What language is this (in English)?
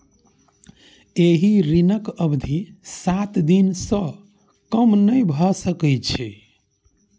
Maithili